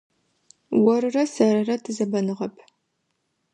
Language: Adyghe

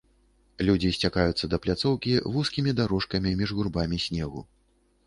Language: Belarusian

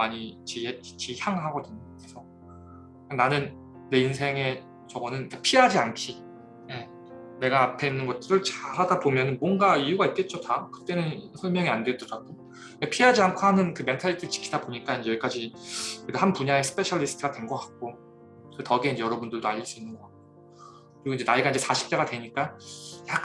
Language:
Korean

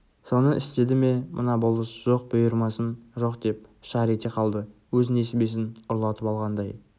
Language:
Kazakh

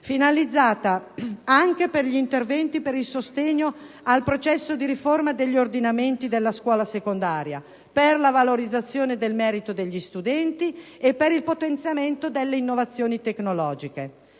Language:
Italian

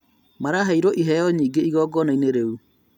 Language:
Kikuyu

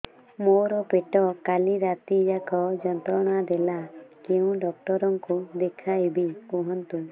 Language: Odia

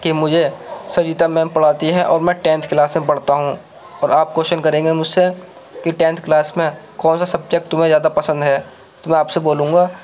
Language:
Urdu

